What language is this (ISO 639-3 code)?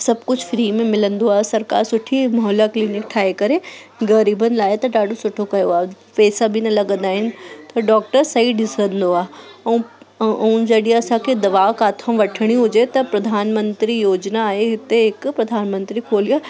snd